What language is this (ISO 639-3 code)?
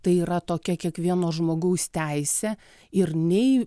lit